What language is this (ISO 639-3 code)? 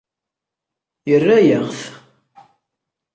kab